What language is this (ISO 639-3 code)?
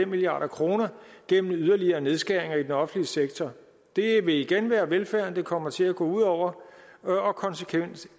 dan